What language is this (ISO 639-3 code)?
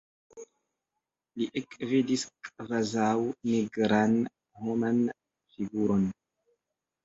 epo